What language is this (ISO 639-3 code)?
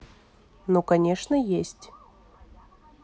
rus